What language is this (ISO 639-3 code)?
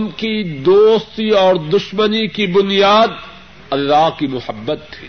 urd